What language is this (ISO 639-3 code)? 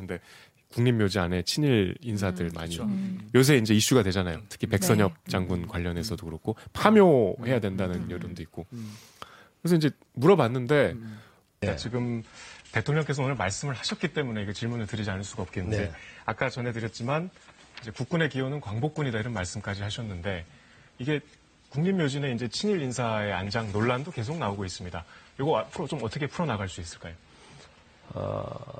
kor